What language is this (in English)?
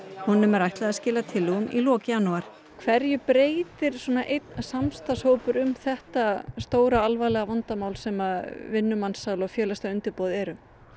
Icelandic